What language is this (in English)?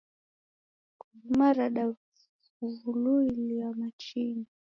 Taita